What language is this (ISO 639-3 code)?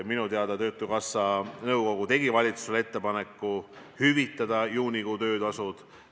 est